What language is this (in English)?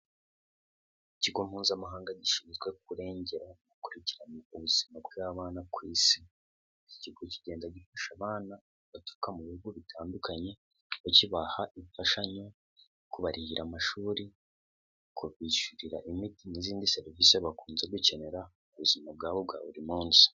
Kinyarwanda